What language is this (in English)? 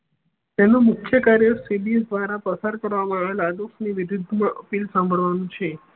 Gujarati